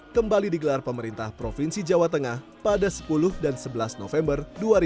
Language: Indonesian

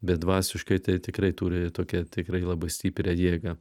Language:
Lithuanian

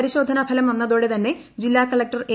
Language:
Malayalam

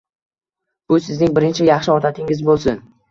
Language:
Uzbek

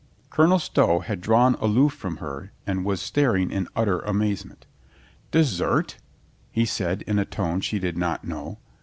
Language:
English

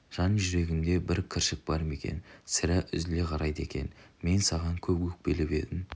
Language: Kazakh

